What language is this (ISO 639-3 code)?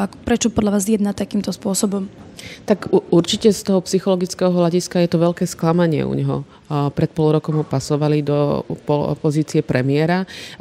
slk